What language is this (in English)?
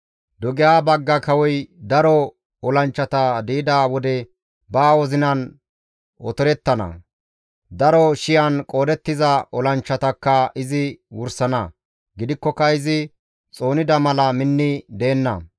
Gamo